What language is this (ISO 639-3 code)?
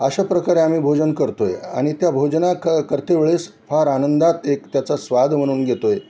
mar